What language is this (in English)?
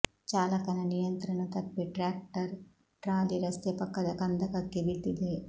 Kannada